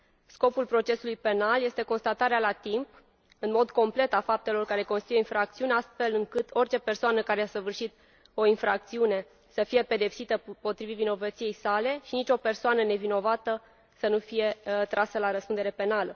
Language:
Romanian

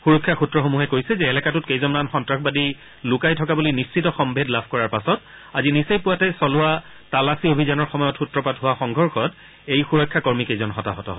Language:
Assamese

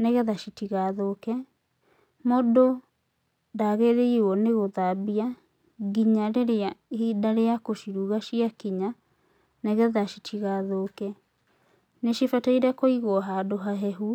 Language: Kikuyu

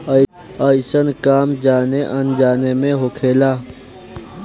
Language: Bhojpuri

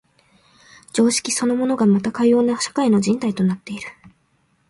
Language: Japanese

